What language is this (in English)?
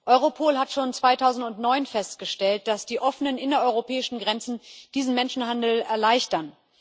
German